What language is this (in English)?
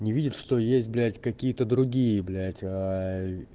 Russian